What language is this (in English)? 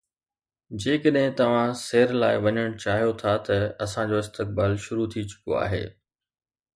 Sindhi